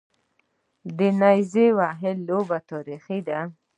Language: Pashto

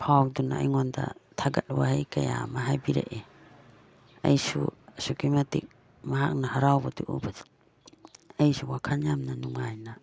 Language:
Manipuri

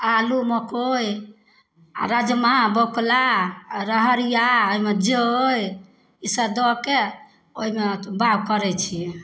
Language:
Maithili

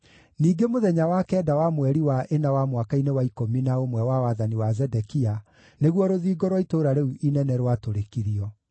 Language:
Kikuyu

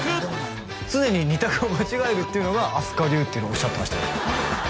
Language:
Japanese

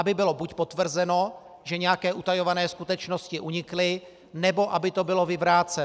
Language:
Czech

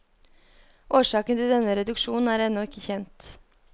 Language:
Norwegian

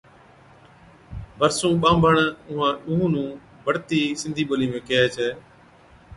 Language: Od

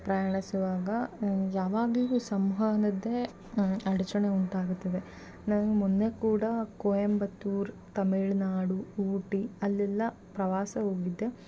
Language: Kannada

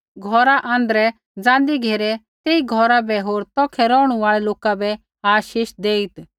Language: Kullu Pahari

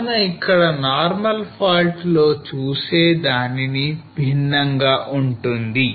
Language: Telugu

